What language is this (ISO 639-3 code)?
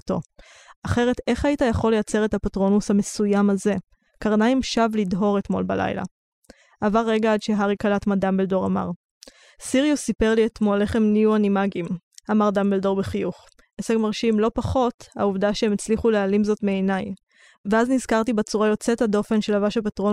heb